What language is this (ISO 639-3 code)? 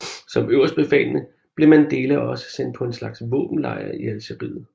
dan